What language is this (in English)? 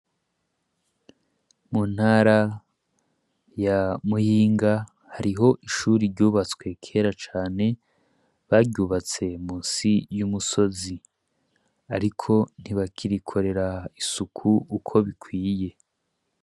Rundi